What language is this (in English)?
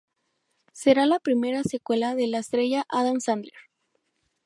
Spanish